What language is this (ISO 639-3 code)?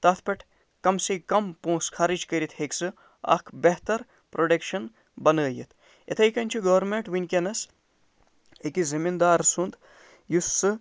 kas